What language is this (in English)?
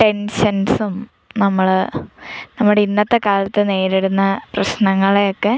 Malayalam